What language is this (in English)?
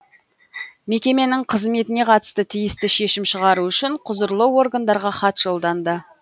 Kazakh